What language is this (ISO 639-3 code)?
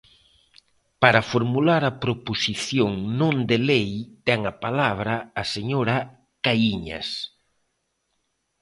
glg